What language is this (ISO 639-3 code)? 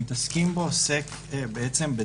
heb